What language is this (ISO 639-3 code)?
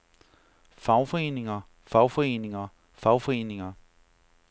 dan